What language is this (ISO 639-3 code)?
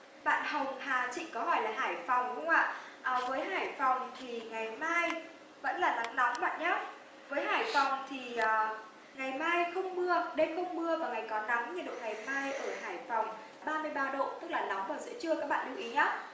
vie